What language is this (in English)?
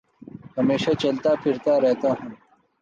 Urdu